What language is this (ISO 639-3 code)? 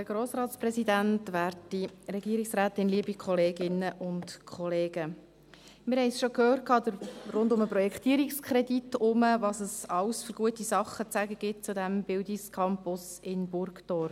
gsw